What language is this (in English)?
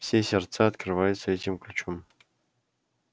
Russian